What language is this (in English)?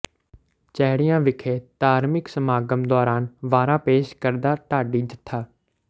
Punjabi